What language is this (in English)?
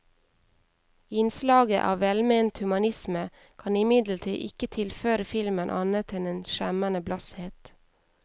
Norwegian